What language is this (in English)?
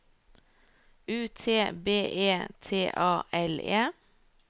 Norwegian